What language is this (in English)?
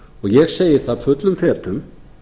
Icelandic